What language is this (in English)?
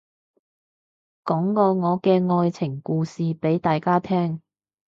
Cantonese